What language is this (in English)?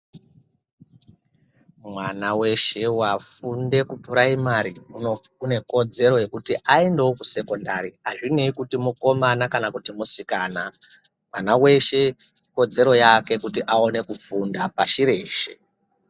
Ndau